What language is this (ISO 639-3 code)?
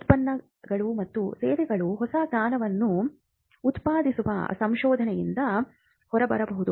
kan